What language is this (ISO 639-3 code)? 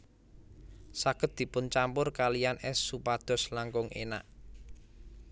jav